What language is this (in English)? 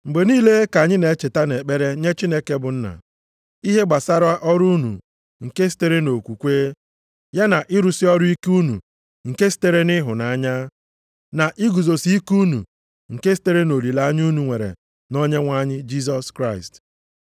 Igbo